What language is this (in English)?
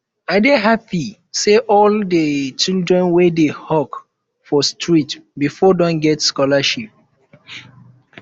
Nigerian Pidgin